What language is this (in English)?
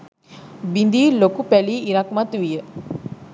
Sinhala